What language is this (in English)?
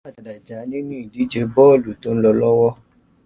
Yoruba